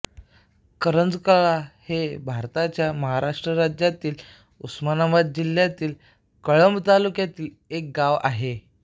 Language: Marathi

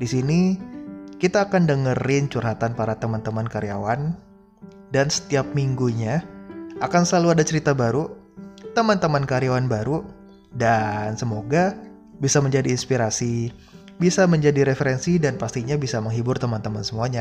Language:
Indonesian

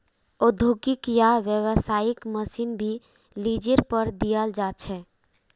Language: Magahi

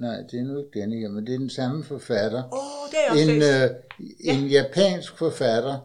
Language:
Danish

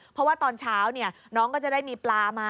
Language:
Thai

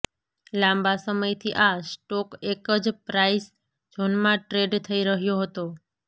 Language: Gujarati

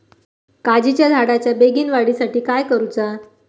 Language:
Marathi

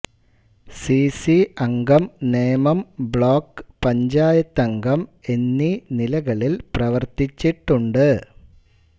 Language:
Malayalam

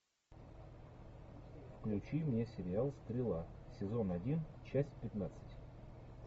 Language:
Russian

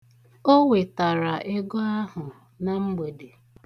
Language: Igbo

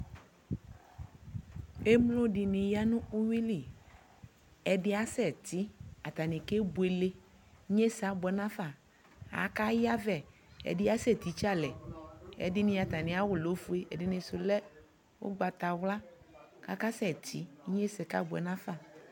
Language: Ikposo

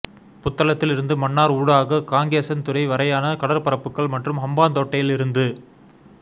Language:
Tamil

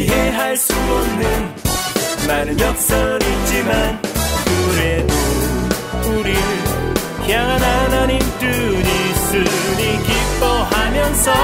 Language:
Korean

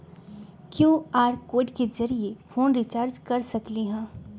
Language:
Magahi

